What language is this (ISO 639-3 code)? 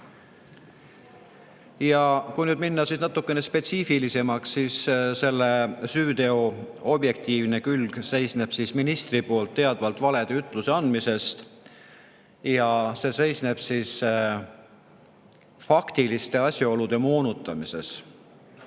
est